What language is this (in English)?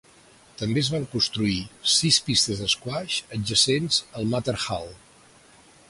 Catalan